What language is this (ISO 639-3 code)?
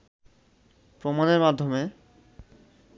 ben